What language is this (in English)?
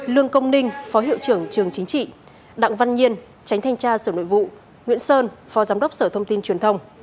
Vietnamese